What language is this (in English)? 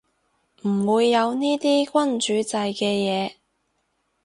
Cantonese